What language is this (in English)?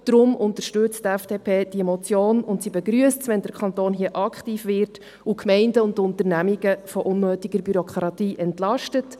Swiss German